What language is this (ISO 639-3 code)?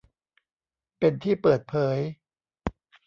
tha